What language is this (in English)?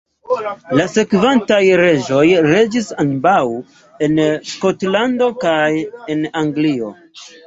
Esperanto